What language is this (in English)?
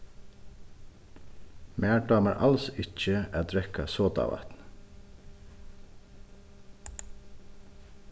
Faroese